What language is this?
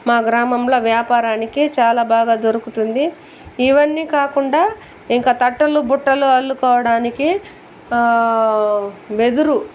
Telugu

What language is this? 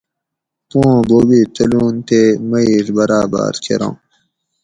Gawri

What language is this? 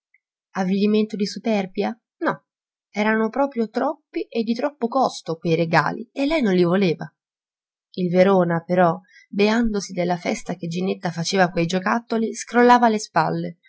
Italian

